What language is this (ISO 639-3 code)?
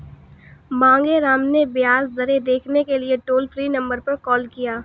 hin